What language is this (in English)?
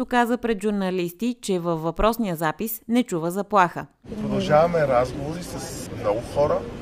Bulgarian